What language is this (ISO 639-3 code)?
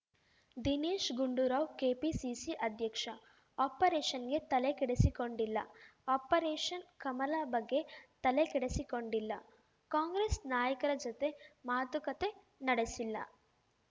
kan